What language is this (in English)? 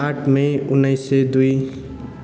Nepali